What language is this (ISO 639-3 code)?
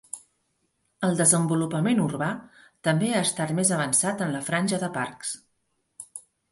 cat